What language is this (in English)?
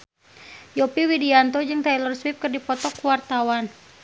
Sundanese